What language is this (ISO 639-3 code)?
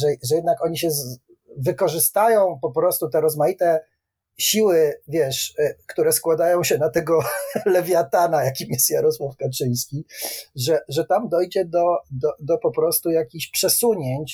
pol